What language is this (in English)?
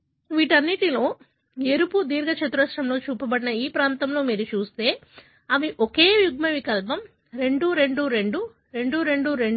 Telugu